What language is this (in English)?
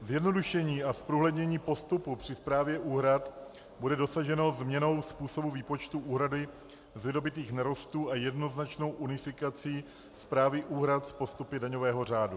Czech